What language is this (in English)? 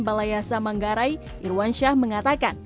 Indonesian